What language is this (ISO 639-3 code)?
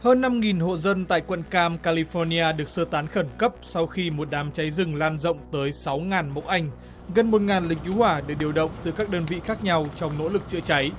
vie